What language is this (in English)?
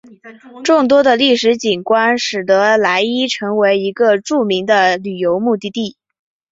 Chinese